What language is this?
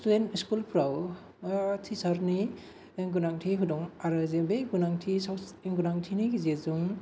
Bodo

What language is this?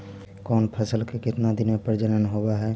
Magahi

